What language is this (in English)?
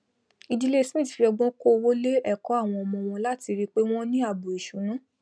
Yoruba